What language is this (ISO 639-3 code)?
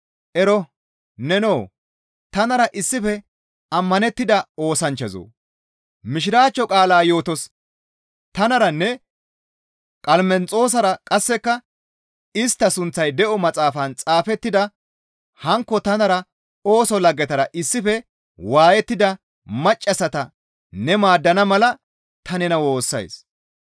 gmv